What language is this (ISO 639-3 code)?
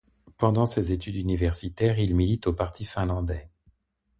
fra